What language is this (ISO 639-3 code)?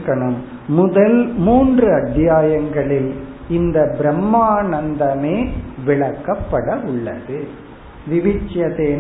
tam